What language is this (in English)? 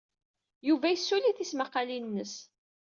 Kabyle